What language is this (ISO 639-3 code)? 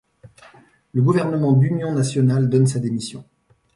fra